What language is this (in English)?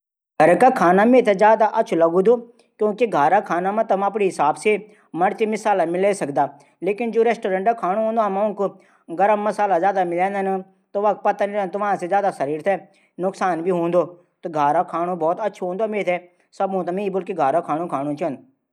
Garhwali